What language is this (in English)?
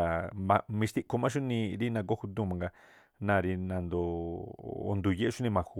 Tlacoapa Me'phaa